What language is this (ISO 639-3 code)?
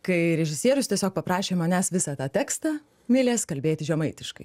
lit